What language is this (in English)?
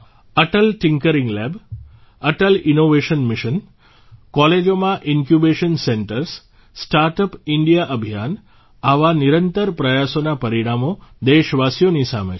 Gujarati